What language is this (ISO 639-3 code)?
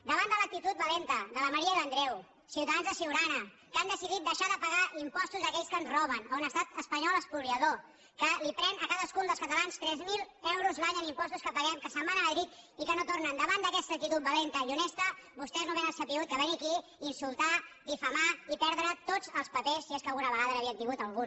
cat